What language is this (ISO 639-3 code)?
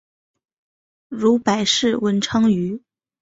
zho